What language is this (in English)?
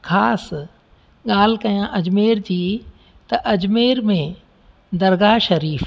Sindhi